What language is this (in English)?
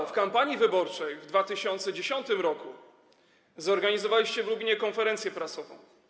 Polish